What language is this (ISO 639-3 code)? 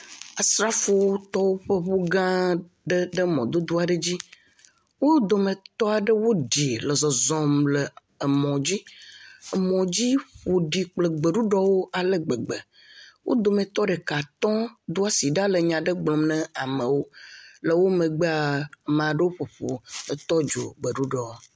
ewe